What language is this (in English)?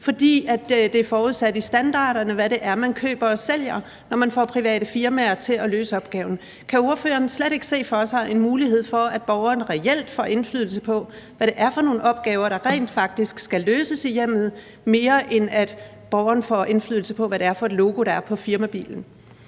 Danish